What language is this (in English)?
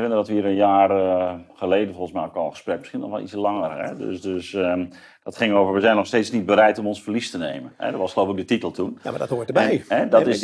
Dutch